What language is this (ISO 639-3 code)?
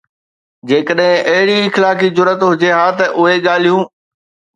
snd